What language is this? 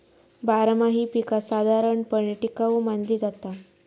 Marathi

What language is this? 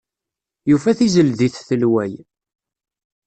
Kabyle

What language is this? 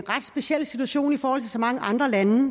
Danish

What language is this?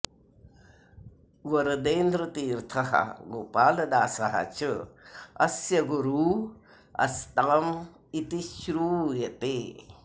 Sanskrit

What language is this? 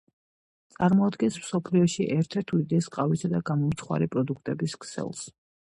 Georgian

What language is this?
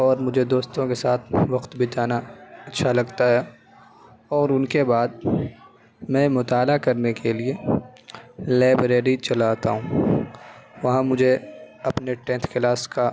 Urdu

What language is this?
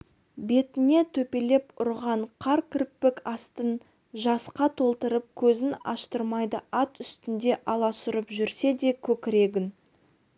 Kazakh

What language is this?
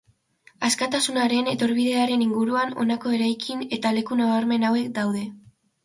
Basque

